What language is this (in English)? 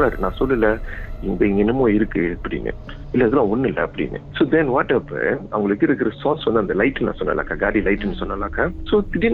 Tamil